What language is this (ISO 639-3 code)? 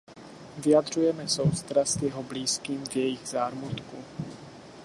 ces